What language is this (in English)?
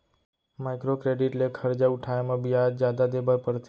Chhattisgarhi